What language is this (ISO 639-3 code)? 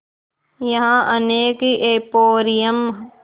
hin